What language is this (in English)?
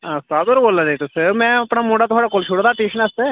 Dogri